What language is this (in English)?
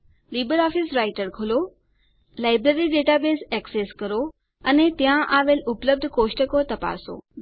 Gujarati